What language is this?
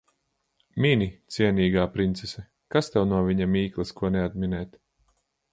Latvian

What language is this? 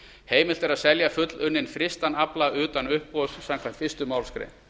Icelandic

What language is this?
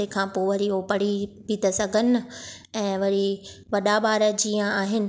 Sindhi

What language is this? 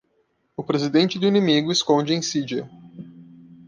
Portuguese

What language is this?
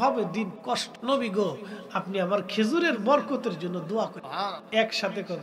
Arabic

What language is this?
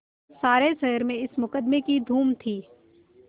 Hindi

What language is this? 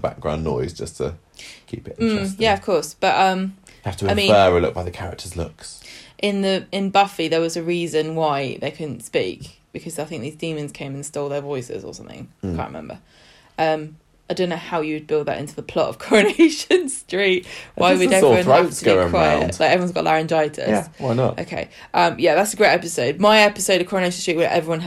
English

